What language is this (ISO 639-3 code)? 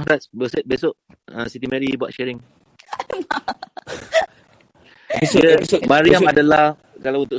msa